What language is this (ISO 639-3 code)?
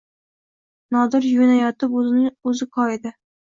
uzb